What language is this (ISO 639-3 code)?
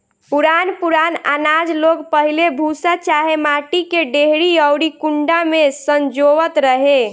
bho